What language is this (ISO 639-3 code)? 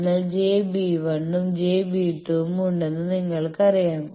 mal